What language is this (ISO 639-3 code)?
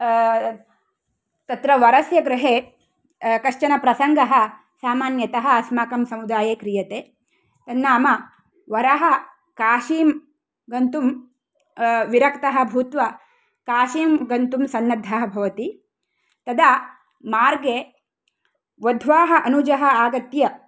san